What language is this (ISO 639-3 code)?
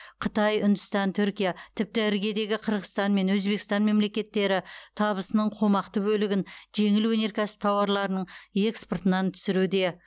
kaz